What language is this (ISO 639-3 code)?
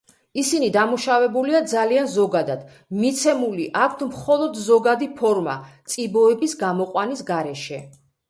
kat